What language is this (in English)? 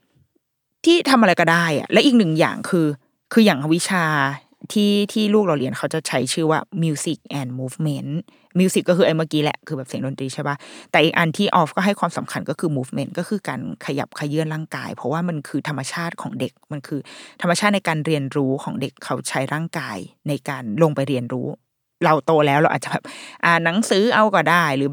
Thai